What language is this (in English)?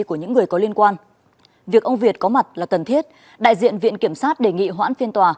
Vietnamese